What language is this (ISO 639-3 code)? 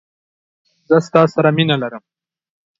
fas